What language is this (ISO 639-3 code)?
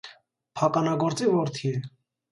hye